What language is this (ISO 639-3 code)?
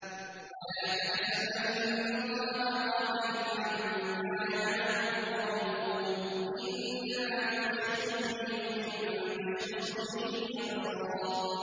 ara